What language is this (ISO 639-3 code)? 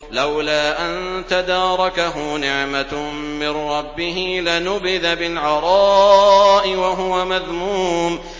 ara